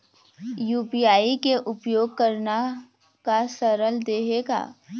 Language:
Chhattisgarhi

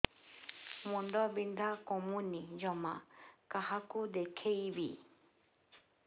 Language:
Odia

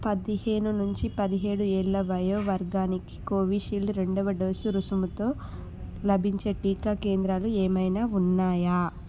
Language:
Telugu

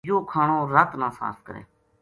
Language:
Gujari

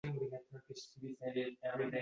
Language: Uzbek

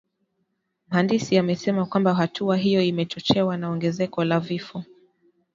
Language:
Swahili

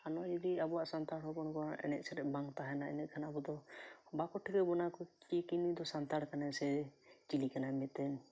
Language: Santali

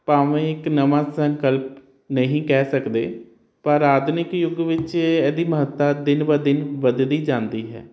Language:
Punjabi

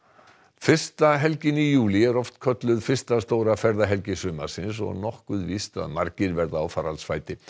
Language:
Icelandic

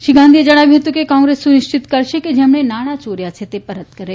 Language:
Gujarati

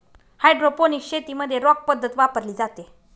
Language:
Marathi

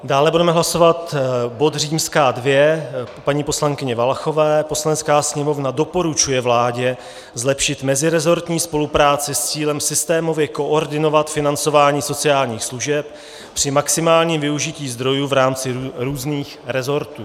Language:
Czech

